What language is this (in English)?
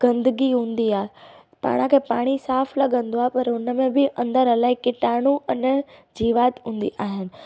Sindhi